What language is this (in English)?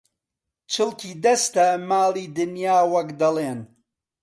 Central Kurdish